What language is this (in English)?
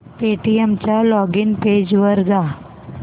Marathi